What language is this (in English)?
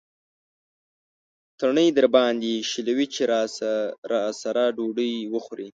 Pashto